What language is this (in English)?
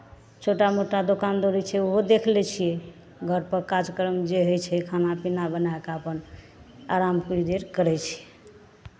Maithili